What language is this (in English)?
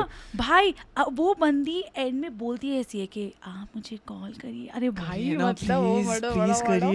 Hindi